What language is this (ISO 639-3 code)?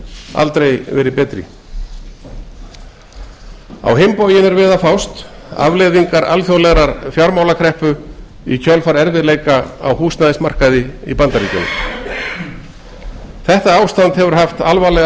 isl